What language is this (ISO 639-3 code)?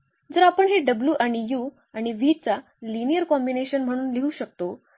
mar